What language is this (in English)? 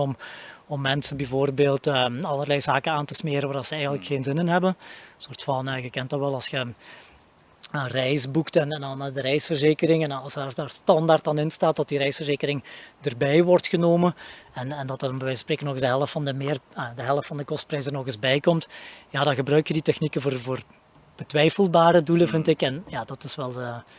Dutch